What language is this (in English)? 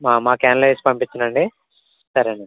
Telugu